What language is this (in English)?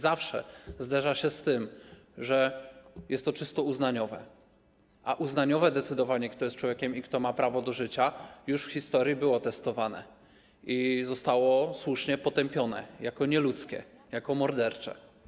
Polish